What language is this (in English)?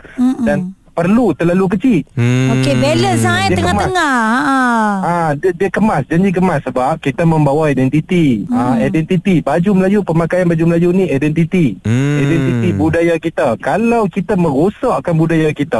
Malay